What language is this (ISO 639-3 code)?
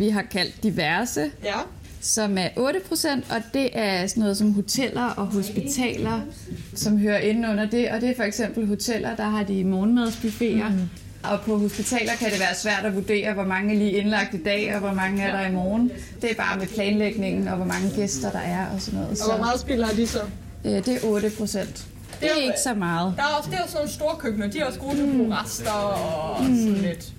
dan